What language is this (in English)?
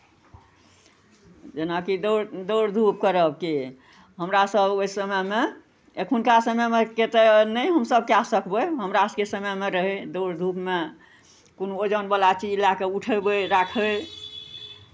Maithili